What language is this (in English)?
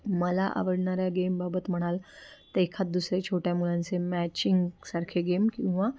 Marathi